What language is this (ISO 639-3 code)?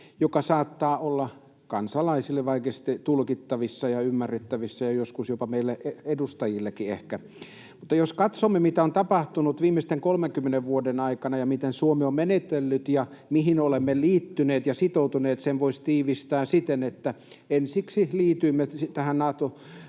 fin